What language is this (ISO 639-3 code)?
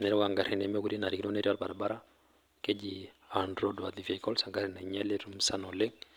mas